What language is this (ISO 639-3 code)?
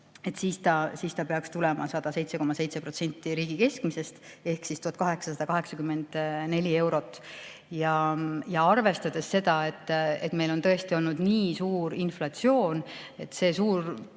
est